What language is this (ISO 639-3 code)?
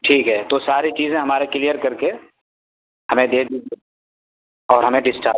urd